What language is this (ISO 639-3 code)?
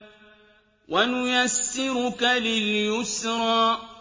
ara